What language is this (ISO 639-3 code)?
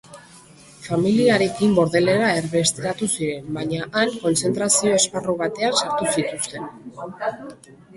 eus